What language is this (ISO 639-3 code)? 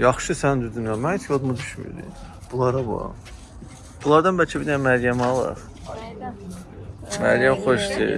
tur